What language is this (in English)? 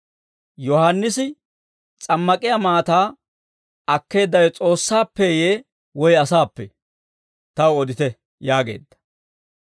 Dawro